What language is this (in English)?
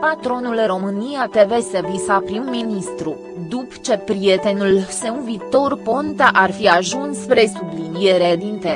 Romanian